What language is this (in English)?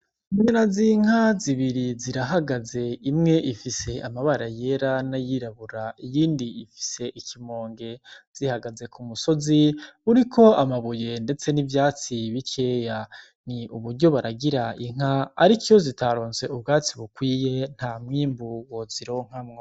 Rundi